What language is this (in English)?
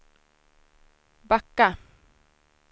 Swedish